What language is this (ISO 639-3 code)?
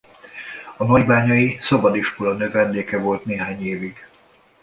hun